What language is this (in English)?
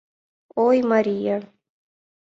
Mari